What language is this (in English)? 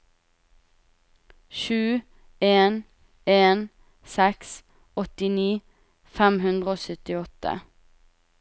Norwegian